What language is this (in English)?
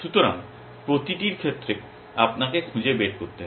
Bangla